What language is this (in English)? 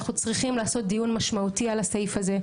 Hebrew